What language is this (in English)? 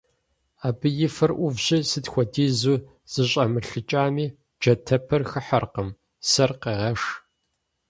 Kabardian